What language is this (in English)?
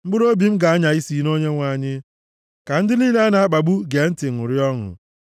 Igbo